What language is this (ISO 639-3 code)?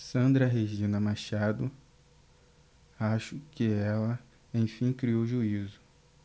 por